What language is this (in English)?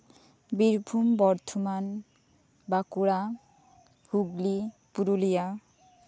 Santali